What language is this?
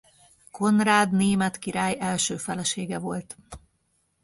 Hungarian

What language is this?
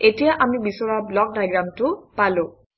Assamese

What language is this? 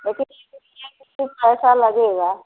Hindi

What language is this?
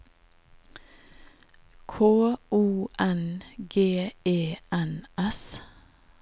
Norwegian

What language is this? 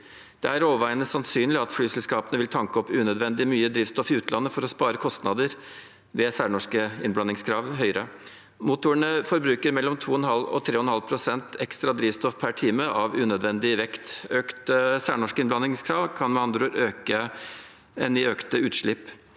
Norwegian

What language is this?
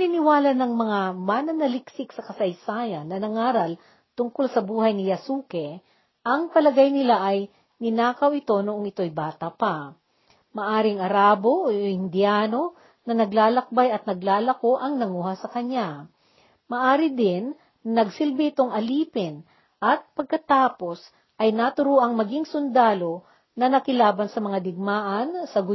Filipino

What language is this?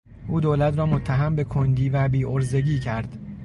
Persian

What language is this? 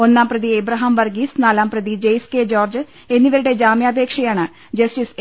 Malayalam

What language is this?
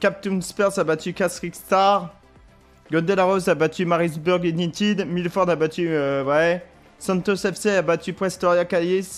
French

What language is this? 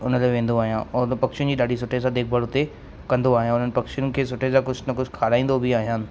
Sindhi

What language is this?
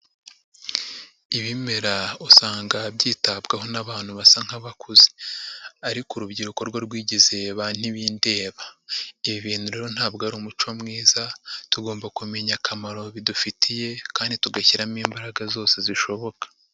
Kinyarwanda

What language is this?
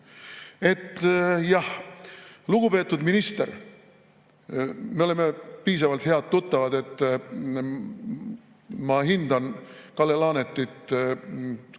Estonian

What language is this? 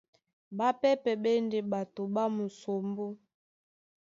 Duala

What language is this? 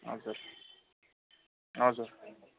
Nepali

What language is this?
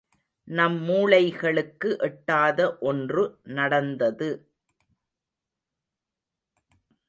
Tamil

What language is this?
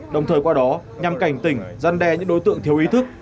Vietnamese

